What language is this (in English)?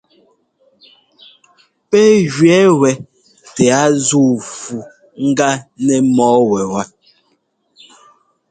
Ngomba